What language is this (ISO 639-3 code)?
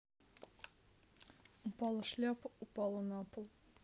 rus